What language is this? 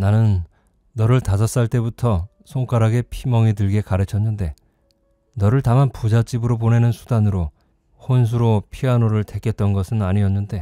Korean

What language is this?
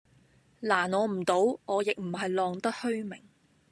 Cantonese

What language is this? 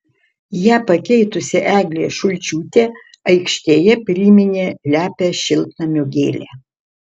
Lithuanian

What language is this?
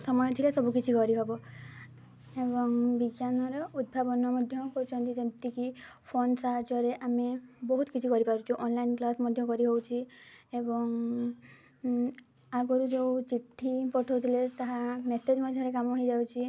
Odia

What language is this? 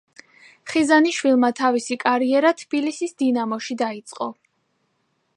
Georgian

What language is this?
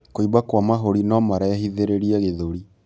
Kikuyu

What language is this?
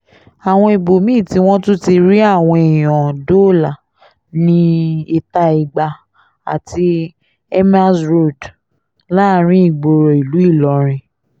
Yoruba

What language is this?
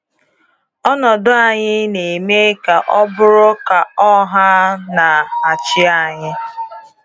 Igbo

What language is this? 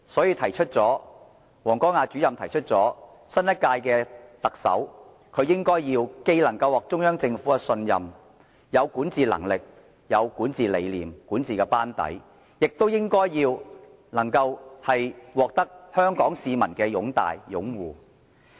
Cantonese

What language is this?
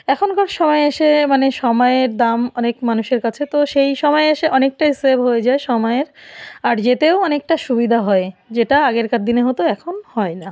Bangla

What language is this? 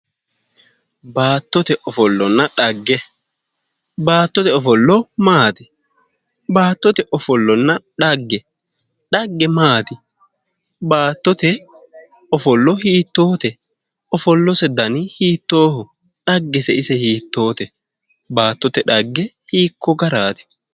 Sidamo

